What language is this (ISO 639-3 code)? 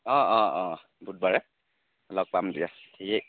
asm